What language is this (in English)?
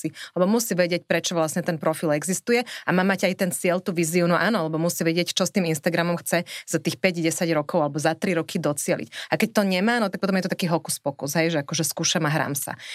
Slovak